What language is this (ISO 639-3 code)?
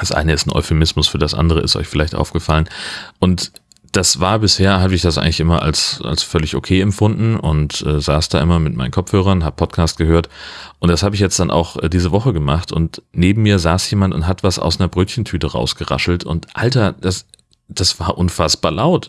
deu